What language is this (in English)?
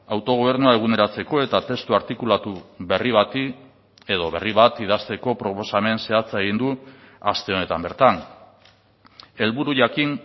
Basque